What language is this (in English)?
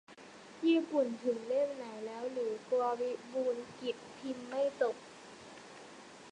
Thai